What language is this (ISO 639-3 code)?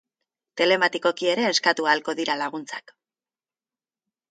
eus